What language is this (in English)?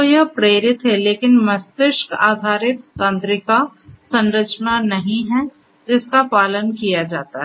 Hindi